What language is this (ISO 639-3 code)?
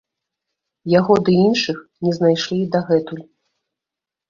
bel